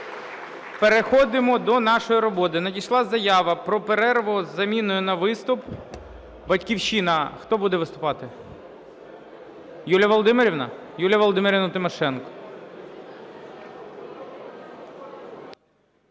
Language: Ukrainian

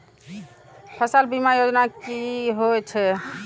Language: Maithili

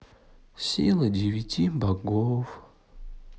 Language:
Russian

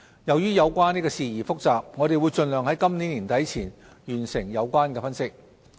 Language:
Cantonese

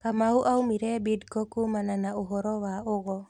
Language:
Kikuyu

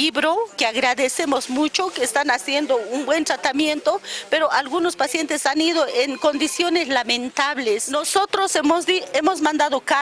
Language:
Spanish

